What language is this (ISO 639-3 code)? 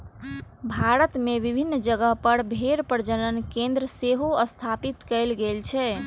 mai